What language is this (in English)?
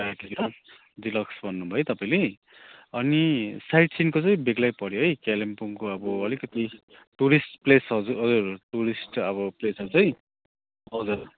Nepali